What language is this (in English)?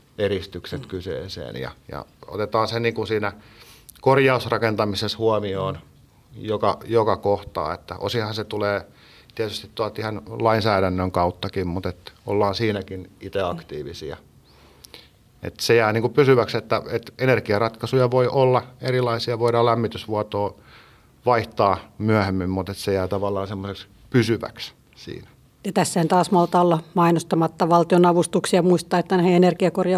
Finnish